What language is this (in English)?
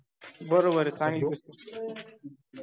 Marathi